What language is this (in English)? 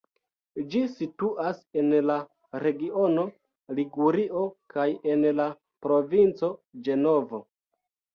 Esperanto